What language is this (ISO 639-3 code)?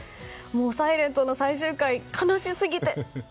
jpn